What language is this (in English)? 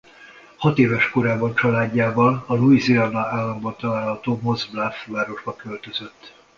Hungarian